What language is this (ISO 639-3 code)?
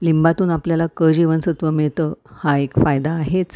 mar